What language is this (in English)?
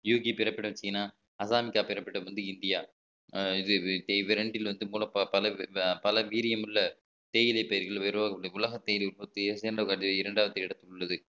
Tamil